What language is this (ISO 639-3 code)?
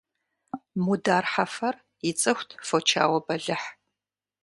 kbd